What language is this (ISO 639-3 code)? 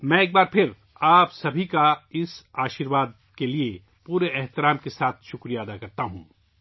urd